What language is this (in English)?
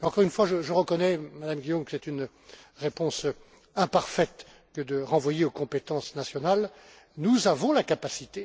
French